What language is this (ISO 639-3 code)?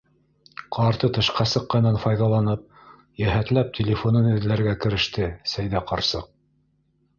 bak